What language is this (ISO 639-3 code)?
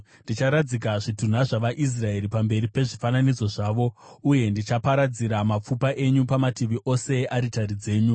sna